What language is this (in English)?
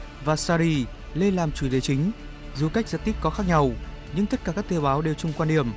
Vietnamese